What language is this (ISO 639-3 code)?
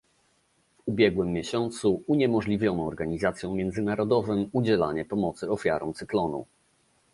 pol